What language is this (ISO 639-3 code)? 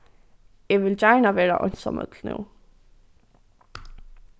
fao